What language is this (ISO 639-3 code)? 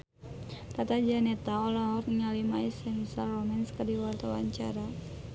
sun